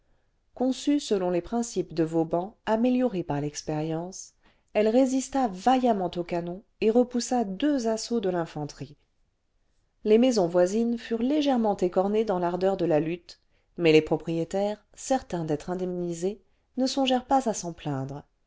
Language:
French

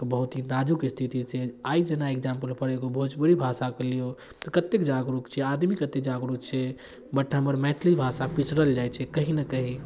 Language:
Maithili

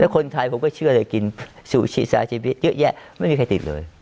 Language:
Thai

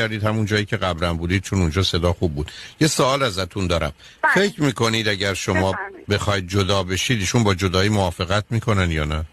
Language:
Persian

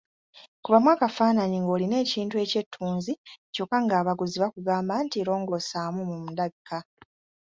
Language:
Ganda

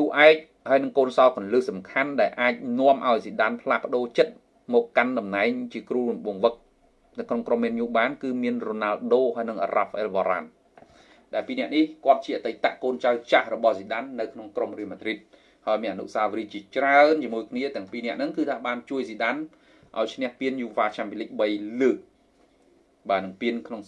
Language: Vietnamese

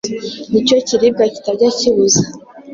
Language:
Kinyarwanda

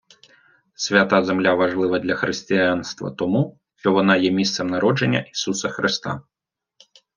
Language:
Ukrainian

